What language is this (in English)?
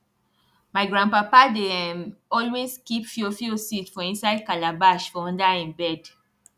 Nigerian Pidgin